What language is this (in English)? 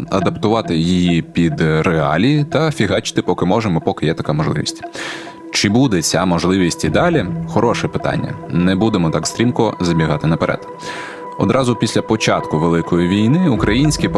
Ukrainian